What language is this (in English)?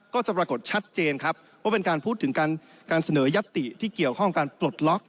Thai